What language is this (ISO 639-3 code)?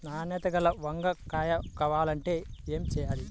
tel